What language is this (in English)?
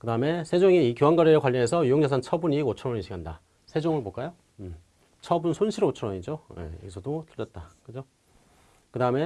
Korean